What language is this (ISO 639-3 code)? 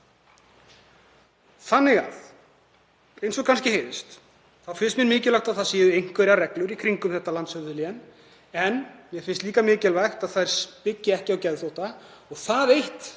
isl